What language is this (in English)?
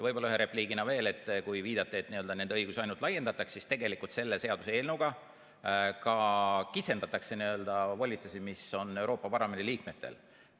Estonian